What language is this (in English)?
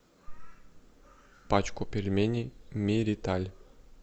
Russian